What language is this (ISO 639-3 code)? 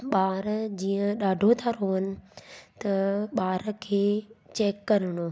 snd